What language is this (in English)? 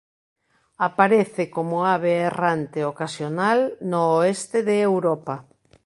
Galician